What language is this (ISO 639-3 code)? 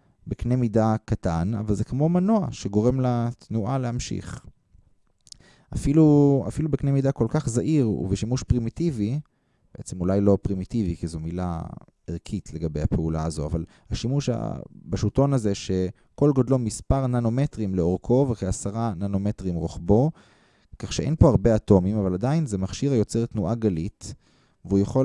heb